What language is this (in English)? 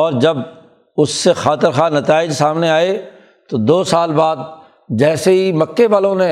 Urdu